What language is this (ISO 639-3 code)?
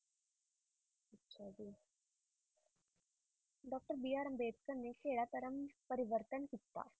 pan